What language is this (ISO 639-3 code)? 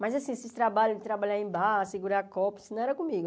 por